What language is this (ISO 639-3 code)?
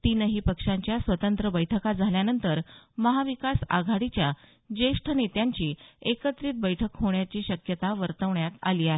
mar